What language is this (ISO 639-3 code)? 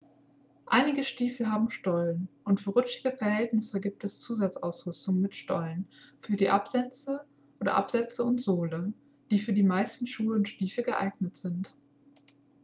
deu